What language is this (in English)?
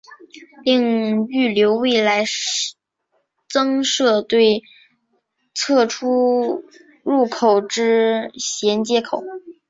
Chinese